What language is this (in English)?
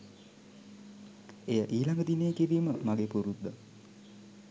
Sinhala